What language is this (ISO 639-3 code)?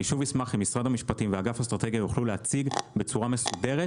heb